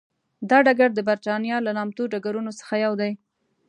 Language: Pashto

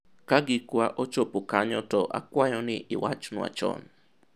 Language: Luo (Kenya and Tanzania)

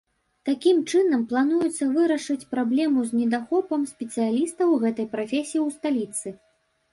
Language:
Belarusian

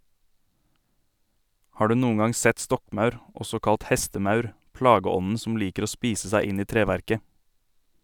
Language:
Norwegian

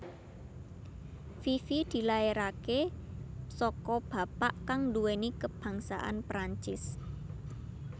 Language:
Javanese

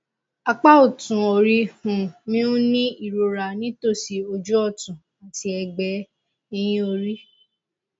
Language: Yoruba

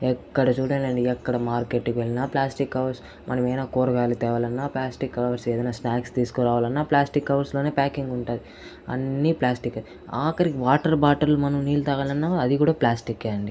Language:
Telugu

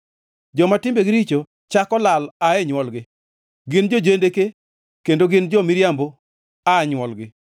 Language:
Luo (Kenya and Tanzania)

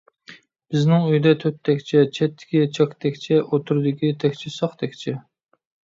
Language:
Uyghur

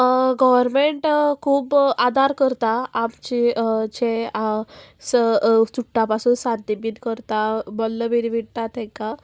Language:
Konkani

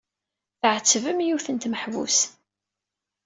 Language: Kabyle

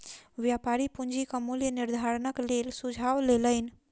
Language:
Maithili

